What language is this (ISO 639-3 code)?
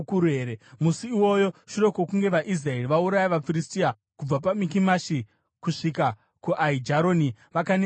sna